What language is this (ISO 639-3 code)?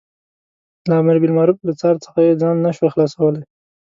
pus